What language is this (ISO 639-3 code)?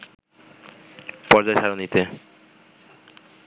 ben